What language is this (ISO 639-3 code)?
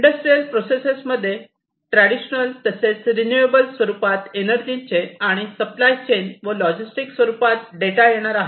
mar